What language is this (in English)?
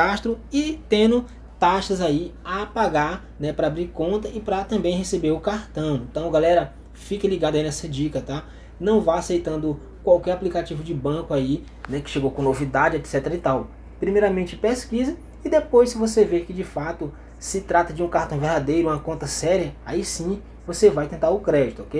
Portuguese